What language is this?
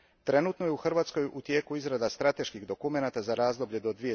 Croatian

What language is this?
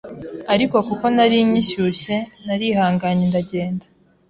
Kinyarwanda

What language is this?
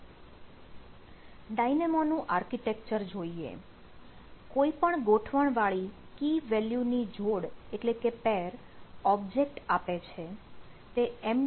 Gujarati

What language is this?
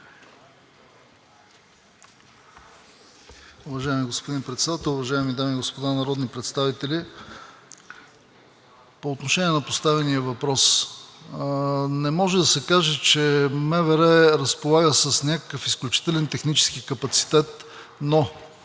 Bulgarian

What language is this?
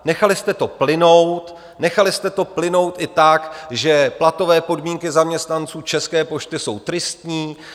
Czech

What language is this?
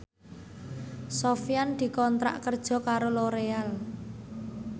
Javanese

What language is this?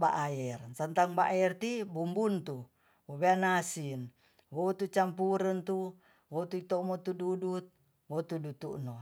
Tonsea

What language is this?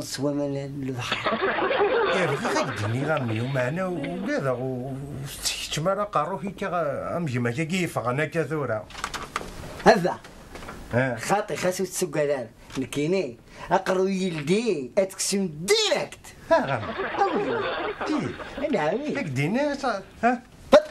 Arabic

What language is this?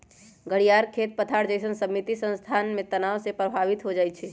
Magahi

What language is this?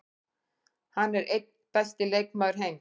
Icelandic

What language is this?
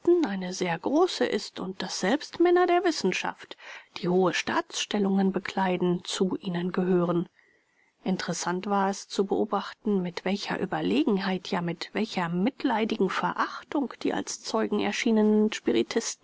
German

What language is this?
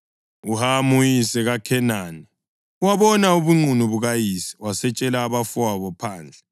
North Ndebele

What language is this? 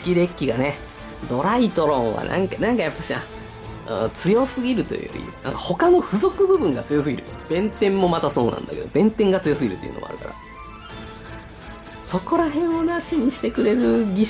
Japanese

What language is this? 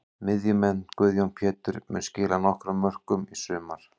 Icelandic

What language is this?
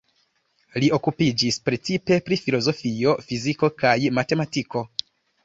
Esperanto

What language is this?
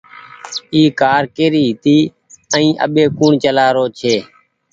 Goaria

